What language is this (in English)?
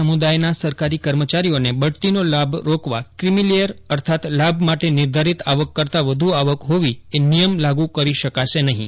Gujarati